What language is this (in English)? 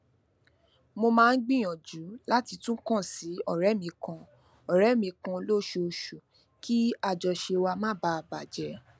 Yoruba